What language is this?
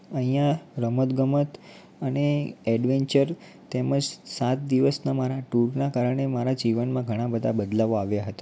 Gujarati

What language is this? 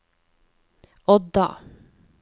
Norwegian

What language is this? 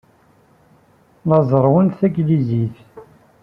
Kabyle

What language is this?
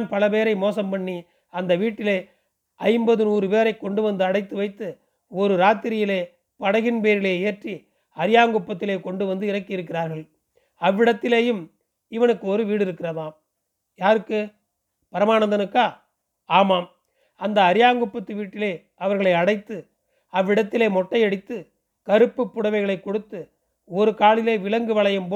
Tamil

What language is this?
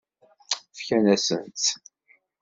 Kabyle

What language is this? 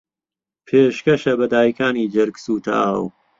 Central Kurdish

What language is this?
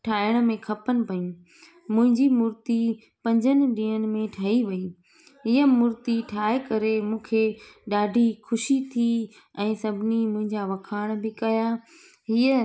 Sindhi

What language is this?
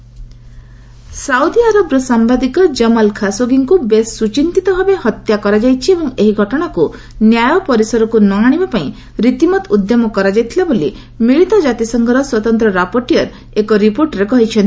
Odia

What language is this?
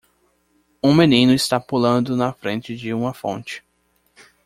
Portuguese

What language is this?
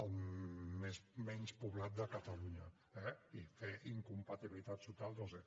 Catalan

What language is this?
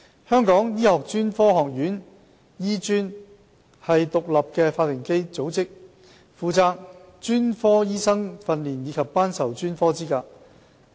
Cantonese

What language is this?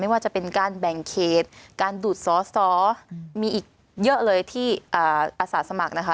Thai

